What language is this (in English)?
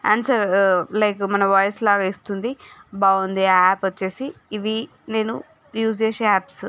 Telugu